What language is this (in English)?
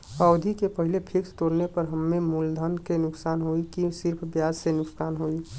Bhojpuri